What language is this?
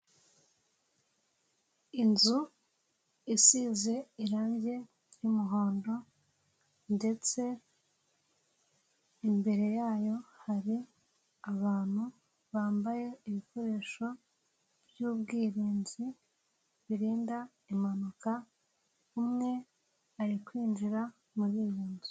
Kinyarwanda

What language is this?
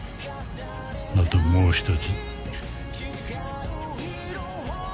Japanese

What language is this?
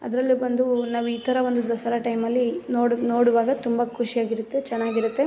Kannada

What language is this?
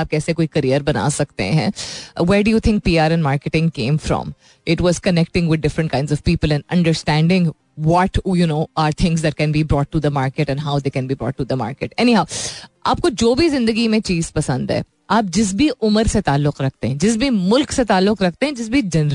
Hindi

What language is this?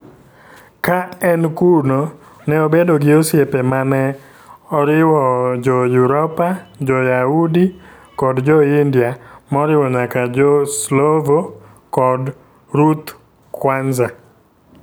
Luo (Kenya and Tanzania)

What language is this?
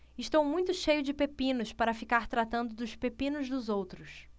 Portuguese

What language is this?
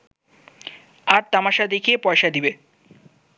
Bangla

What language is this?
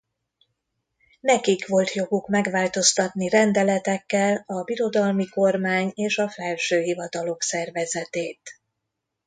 Hungarian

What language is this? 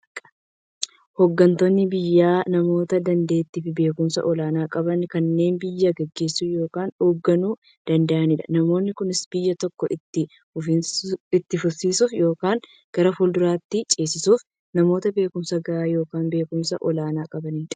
Oromo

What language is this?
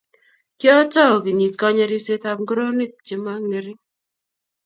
Kalenjin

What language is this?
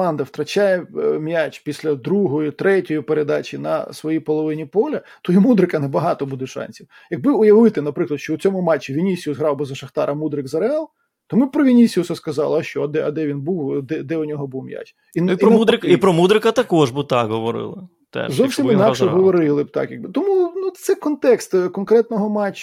Ukrainian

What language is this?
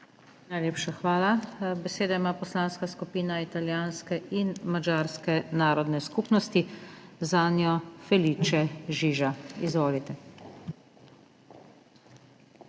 Slovenian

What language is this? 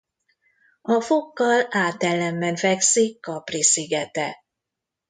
Hungarian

